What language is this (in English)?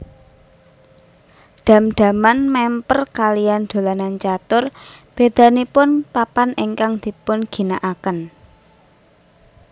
Javanese